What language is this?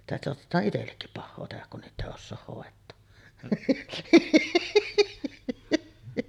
Finnish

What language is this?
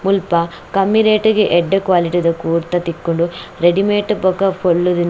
Tulu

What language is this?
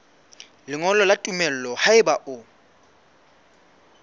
Southern Sotho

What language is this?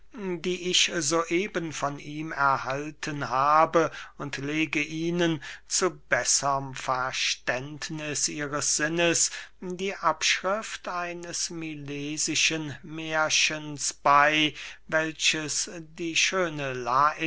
German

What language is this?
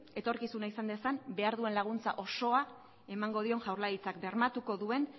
Basque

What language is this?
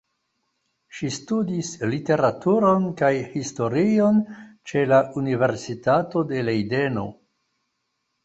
Esperanto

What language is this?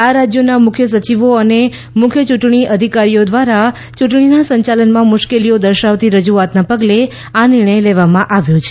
Gujarati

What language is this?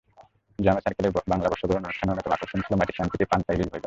Bangla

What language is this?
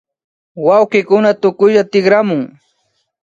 Imbabura Highland Quichua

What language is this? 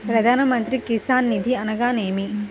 Telugu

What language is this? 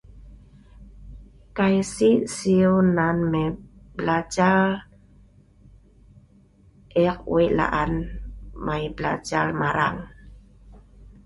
Sa'ban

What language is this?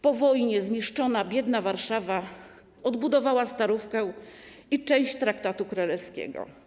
Polish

